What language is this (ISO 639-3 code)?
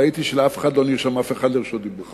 heb